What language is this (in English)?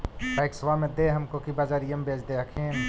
Magahi